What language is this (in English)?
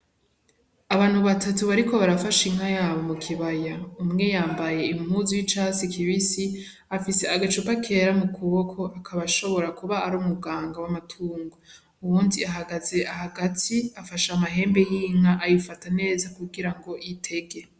Rundi